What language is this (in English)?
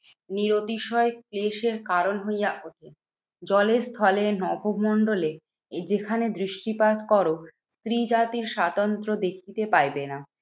Bangla